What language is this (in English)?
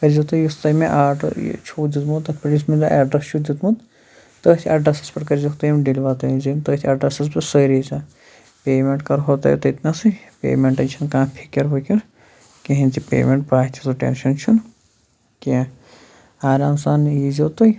Kashmiri